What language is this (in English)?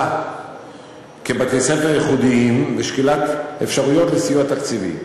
Hebrew